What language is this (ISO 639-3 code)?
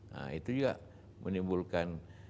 ind